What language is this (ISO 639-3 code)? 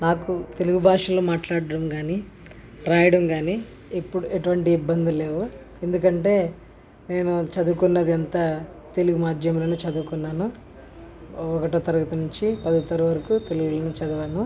tel